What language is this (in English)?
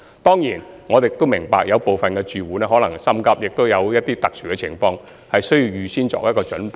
Cantonese